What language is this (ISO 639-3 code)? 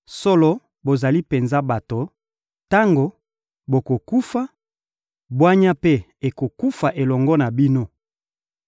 lin